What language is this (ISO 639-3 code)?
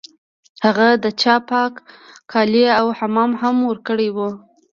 pus